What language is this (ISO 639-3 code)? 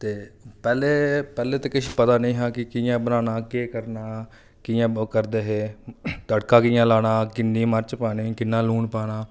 doi